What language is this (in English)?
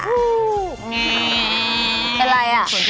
Thai